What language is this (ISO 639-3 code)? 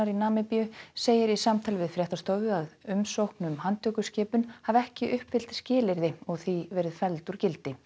isl